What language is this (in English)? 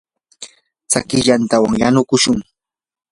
Yanahuanca Pasco Quechua